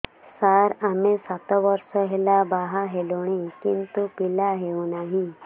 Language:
Odia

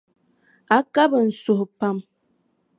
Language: Dagbani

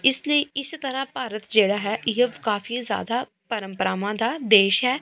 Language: Punjabi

